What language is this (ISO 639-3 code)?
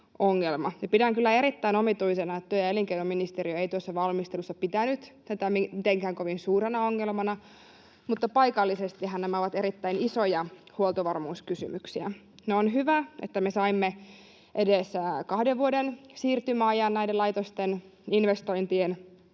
fin